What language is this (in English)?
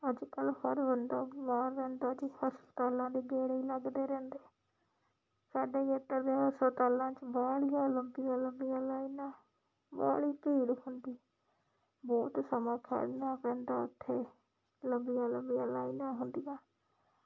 Punjabi